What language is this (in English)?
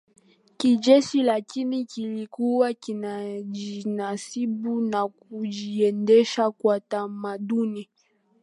Swahili